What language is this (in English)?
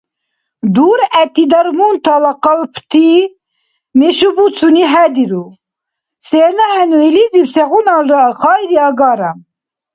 Dargwa